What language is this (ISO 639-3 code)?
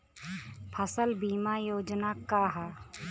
bho